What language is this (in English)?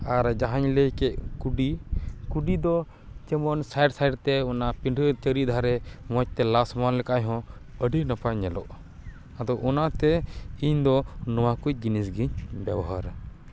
Santali